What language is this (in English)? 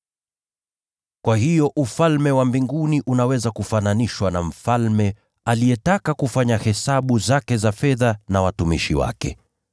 Swahili